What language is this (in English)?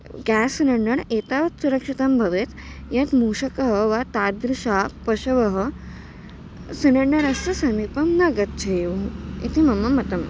Sanskrit